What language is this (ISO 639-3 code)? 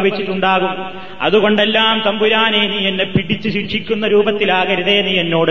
mal